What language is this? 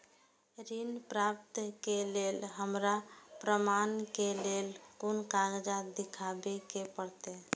Maithili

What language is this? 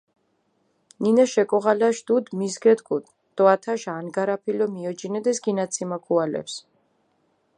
Mingrelian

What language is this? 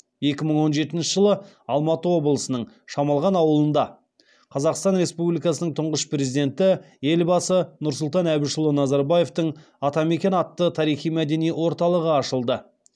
Kazakh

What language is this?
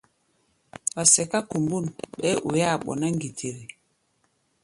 Gbaya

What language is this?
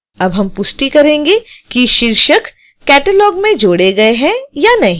Hindi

